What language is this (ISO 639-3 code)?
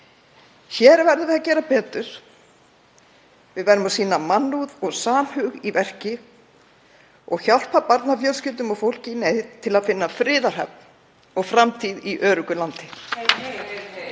isl